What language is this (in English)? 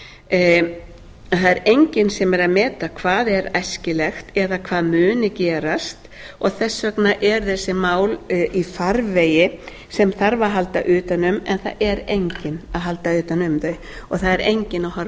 Icelandic